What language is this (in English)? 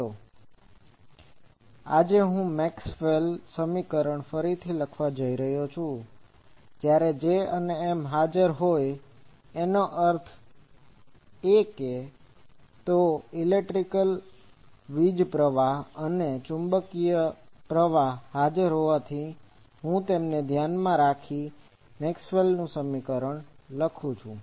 Gujarati